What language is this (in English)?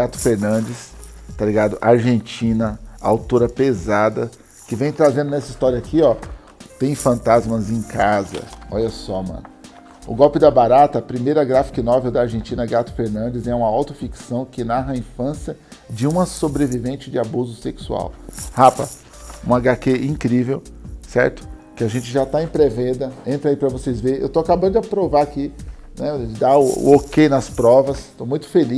Portuguese